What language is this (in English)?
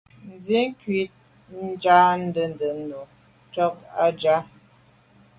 Medumba